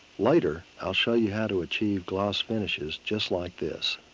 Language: English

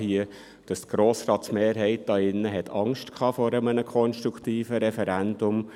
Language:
Swiss German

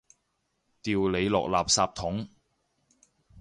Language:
Cantonese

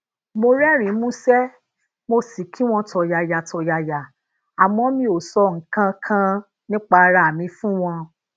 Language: Yoruba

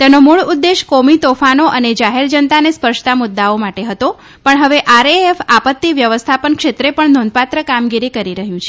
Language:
Gujarati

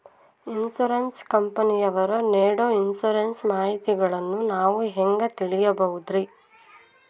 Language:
Kannada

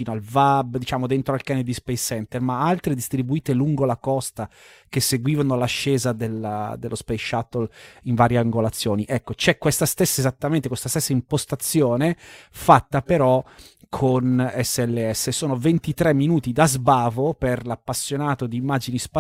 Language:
Italian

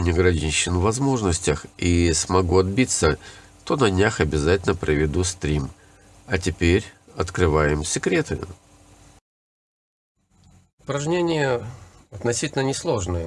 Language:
Russian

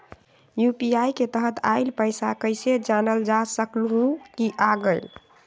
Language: Magahi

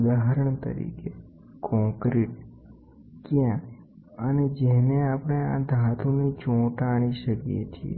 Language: Gujarati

